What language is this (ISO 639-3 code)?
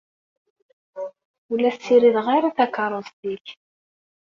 kab